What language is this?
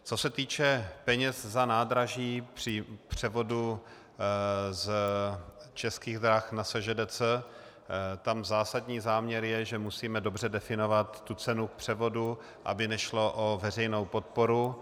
Czech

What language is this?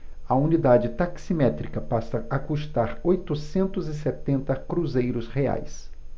Portuguese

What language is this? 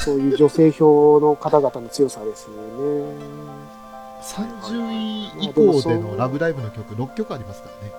Japanese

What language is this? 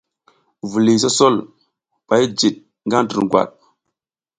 South Giziga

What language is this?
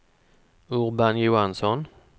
Swedish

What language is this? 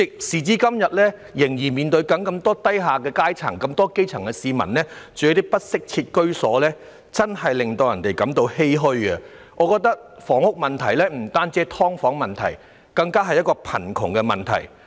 Cantonese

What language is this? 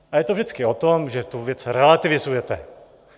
Czech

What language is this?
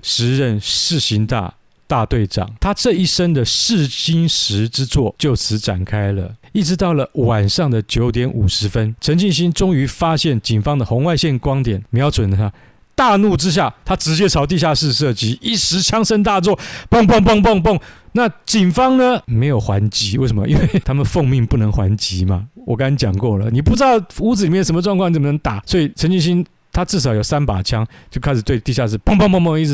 Chinese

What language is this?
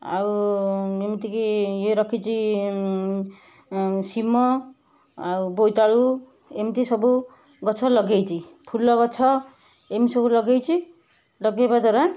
Odia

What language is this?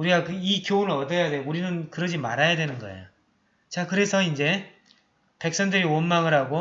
Korean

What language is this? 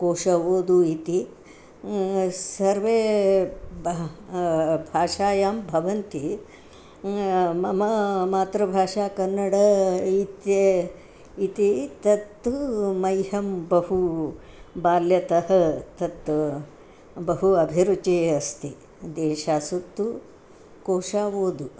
Sanskrit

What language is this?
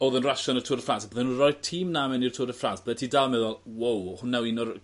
Welsh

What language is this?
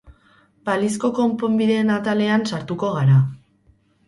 Basque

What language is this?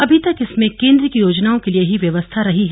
Hindi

